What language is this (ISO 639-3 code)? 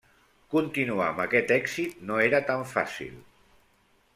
cat